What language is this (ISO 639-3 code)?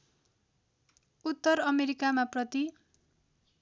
nep